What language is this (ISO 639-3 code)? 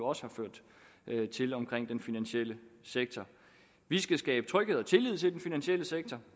dan